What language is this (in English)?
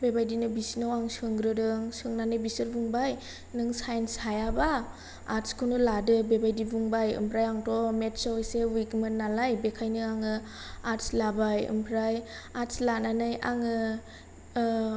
Bodo